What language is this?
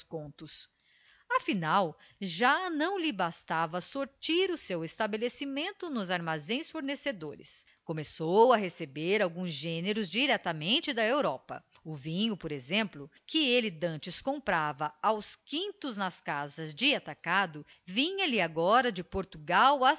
Portuguese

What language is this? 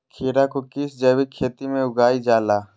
Magahi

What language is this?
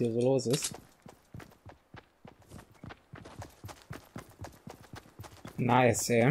German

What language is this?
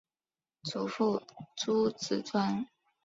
Chinese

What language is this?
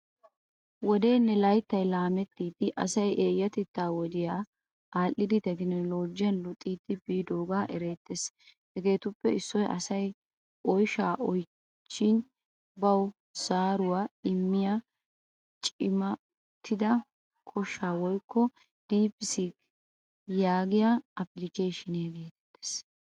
Wolaytta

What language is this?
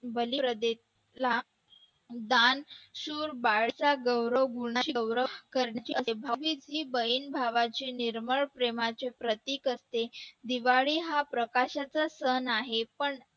Marathi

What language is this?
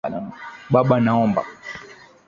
Swahili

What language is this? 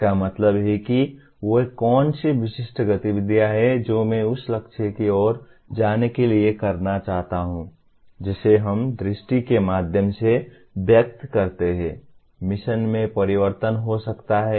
Hindi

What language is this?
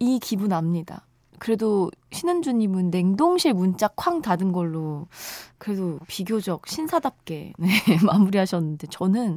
Korean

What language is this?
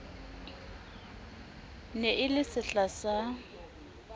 Southern Sotho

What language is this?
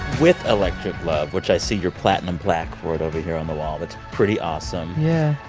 English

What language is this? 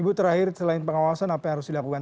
Indonesian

